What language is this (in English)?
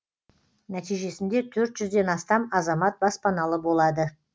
Kazakh